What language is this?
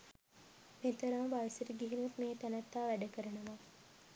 Sinhala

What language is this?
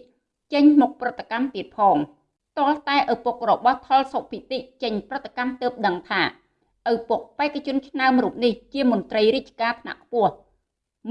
Vietnamese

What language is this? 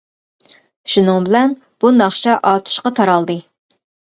Uyghur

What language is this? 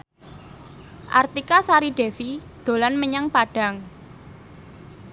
Javanese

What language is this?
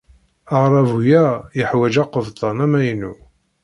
Kabyle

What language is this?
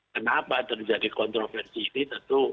Indonesian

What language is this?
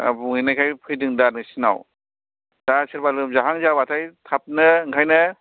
Bodo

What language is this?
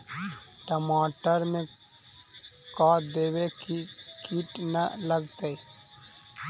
Magahi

